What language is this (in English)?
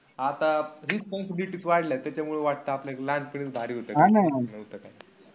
Marathi